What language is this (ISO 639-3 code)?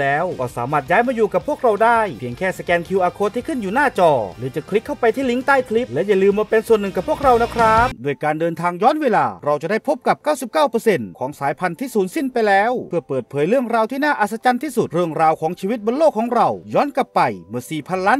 tha